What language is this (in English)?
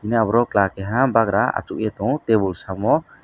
Kok Borok